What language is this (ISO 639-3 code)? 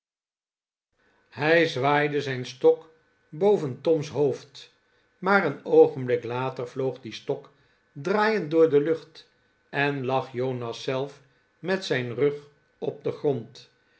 nld